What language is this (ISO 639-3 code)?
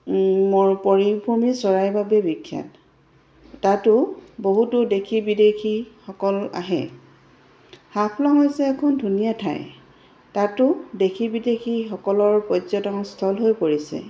asm